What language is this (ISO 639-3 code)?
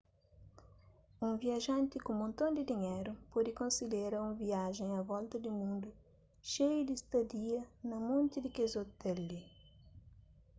kea